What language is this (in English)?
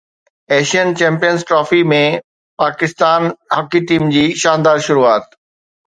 Sindhi